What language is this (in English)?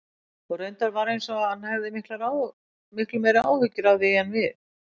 Icelandic